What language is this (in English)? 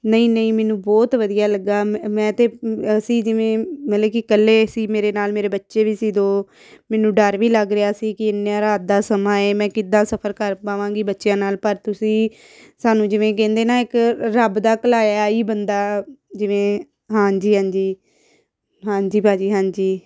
Punjabi